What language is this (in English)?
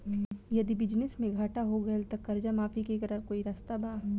Bhojpuri